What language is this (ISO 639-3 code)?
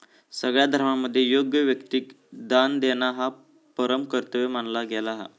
mar